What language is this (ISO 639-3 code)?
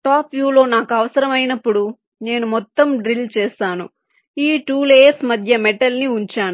tel